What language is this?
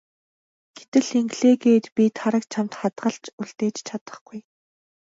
Mongolian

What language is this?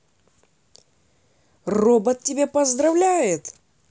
Russian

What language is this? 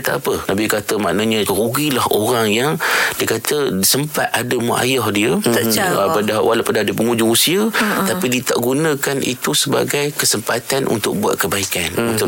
Malay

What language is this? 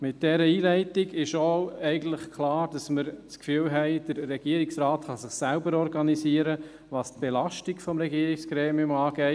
Swiss German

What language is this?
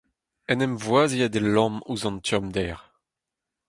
Breton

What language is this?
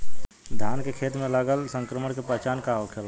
Bhojpuri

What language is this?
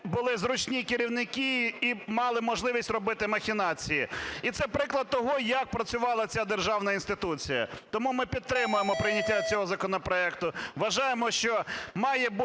Ukrainian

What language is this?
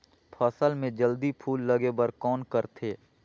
Chhattisgarhi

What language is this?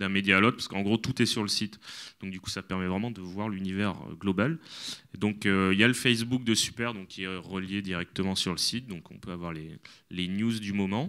French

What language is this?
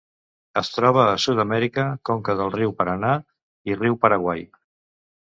Catalan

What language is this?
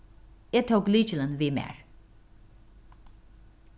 Faroese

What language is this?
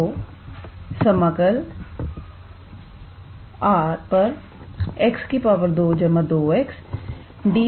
Hindi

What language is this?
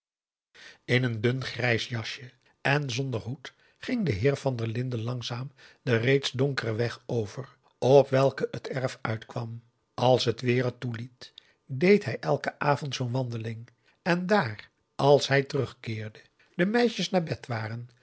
Dutch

